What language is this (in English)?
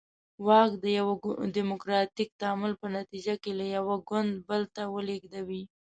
Pashto